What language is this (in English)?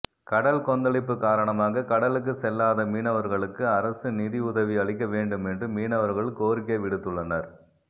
Tamil